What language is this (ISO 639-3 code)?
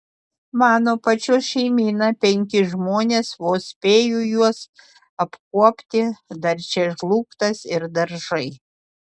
lit